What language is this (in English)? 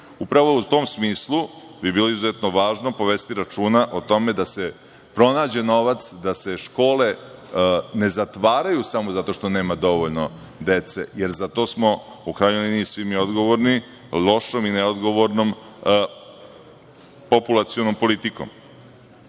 Serbian